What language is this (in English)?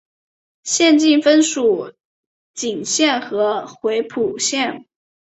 Chinese